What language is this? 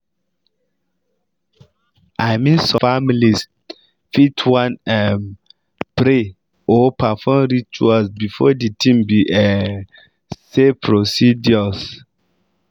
Nigerian Pidgin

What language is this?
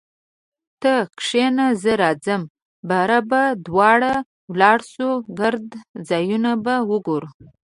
Pashto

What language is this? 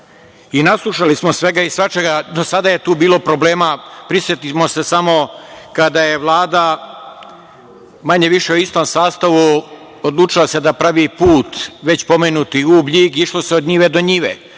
Serbian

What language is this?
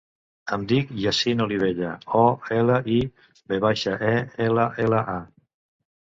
Catalan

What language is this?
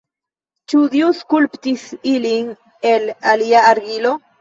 Esperanto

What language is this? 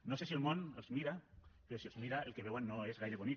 Catalan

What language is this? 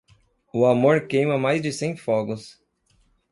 Portuguese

